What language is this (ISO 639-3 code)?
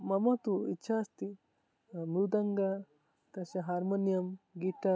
san